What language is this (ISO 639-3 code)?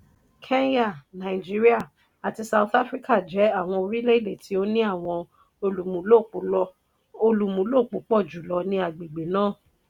yor